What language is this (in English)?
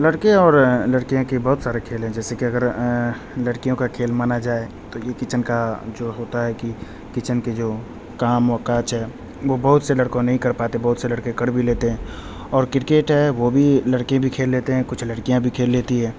Urdu